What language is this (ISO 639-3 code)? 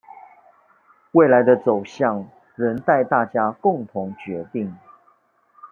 zho